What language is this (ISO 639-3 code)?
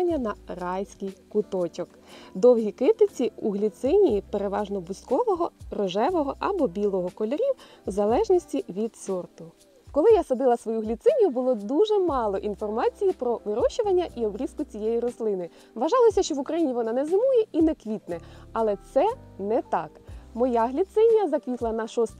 ukr